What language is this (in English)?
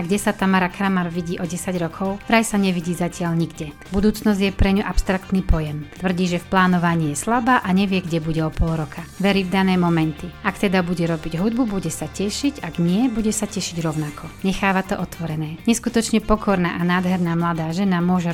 Slovak